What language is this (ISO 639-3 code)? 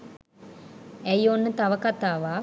sin